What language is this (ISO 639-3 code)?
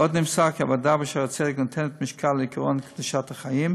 heb